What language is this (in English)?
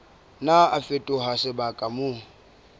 Southern Sotho